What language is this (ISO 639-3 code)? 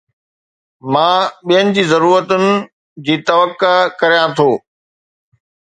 snd